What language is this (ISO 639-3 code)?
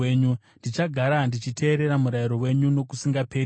sna